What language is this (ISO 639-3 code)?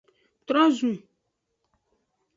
ajg